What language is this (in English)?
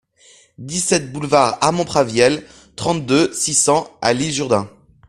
French